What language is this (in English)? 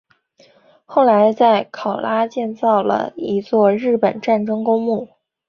Chinese